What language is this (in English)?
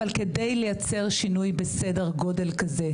Hebrew